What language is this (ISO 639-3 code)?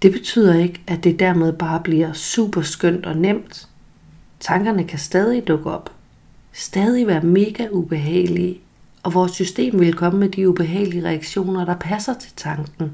dan